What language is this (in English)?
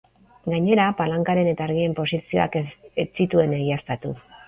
Basque